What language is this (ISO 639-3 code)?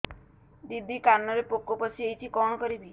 ori